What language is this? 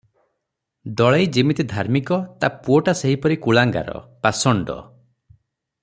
Odia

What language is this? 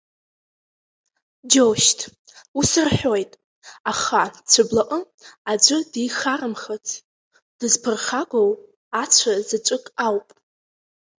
Abkhazian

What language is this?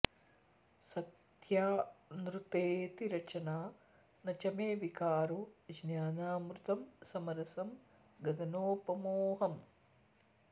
Sanskrit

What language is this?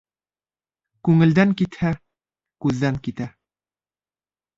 Bashkir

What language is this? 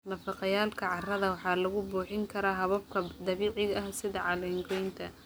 Somali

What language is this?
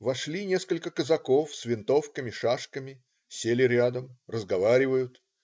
Russian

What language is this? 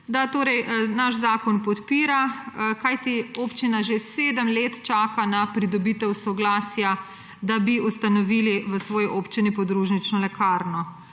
Slovenian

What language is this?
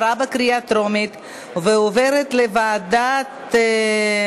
Hebrew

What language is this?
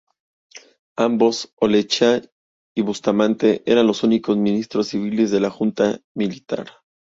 Spanish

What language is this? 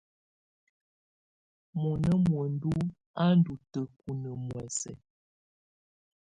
Tunen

